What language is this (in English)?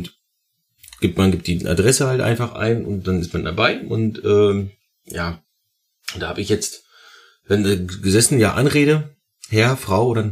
German